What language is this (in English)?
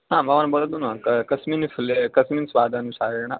Sanskrit